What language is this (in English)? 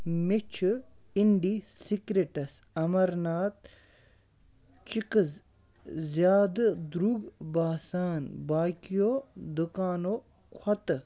Kashmiri